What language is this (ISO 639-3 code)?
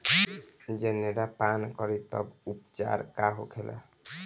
bho